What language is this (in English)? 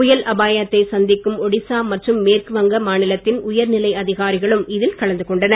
Tamil